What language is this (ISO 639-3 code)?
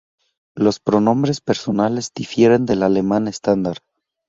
spa